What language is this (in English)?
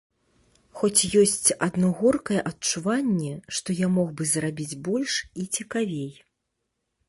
Belarusian